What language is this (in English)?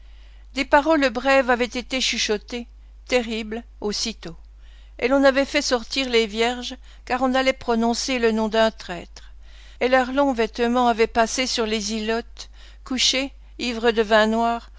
French